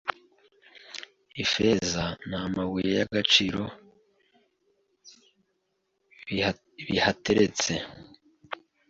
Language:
Kinyarwanda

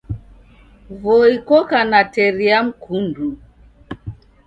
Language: Taita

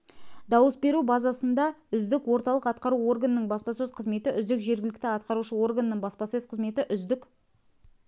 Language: Kazakh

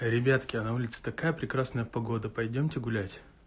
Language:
Russian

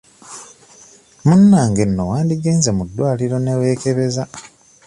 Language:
Ganda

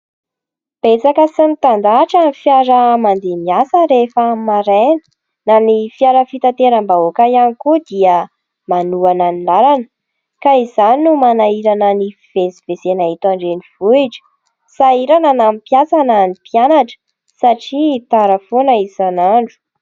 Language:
Malagasy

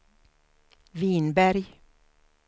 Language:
Swedish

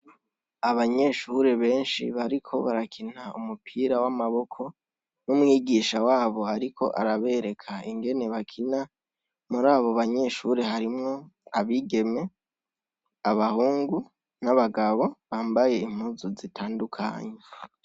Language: Rundi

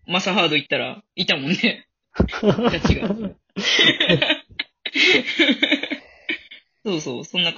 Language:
Japanese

